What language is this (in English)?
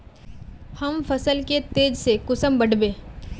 Magahi